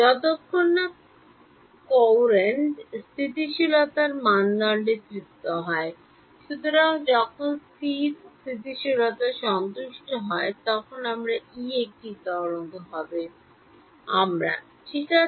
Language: Bangla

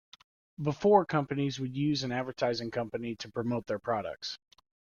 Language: English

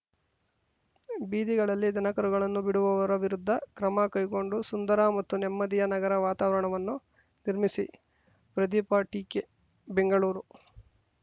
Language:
Kannada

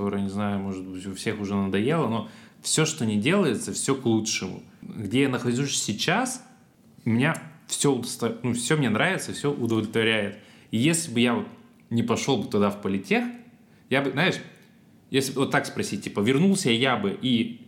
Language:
Russian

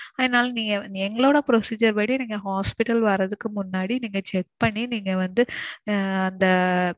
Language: Tamil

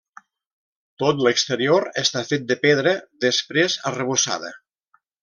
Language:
Catalan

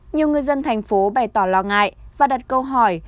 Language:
Vietnamese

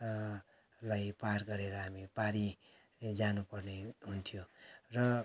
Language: Nepali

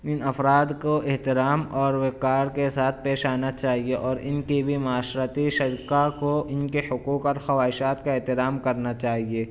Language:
Urdu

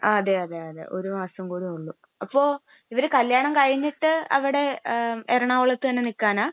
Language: Malayalam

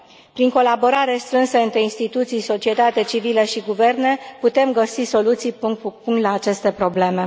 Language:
Romanian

